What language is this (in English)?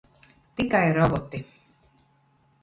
Latvian